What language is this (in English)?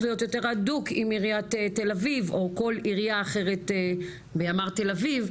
Hebrew